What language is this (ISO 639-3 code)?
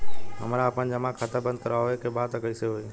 bho